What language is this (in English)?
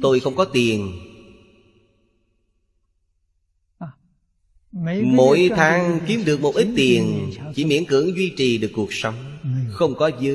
Vietnamese